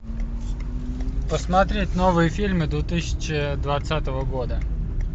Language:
Russian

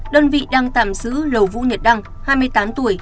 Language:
Vietnamese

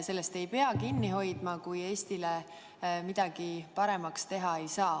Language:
Estonian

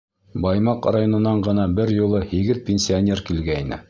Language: Bashkir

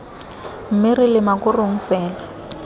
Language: Tswana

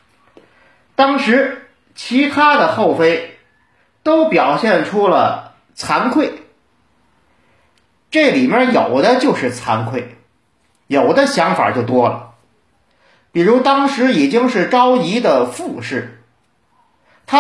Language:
Chinese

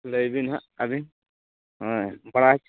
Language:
Santali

